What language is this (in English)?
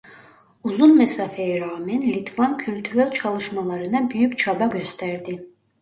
Turkish